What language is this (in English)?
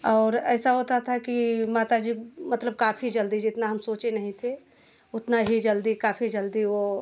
Hindi